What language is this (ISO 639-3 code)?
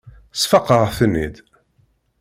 kab